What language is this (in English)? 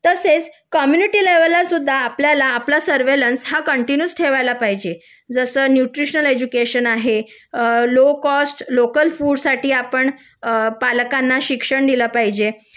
Marathi